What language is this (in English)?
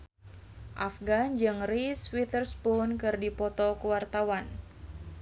Sundanese